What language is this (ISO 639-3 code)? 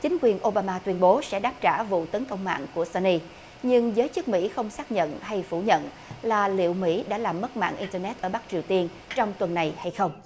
vie